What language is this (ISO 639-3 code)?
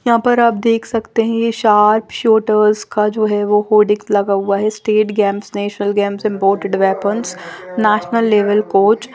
hin